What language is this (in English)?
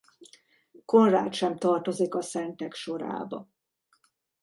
Hungarian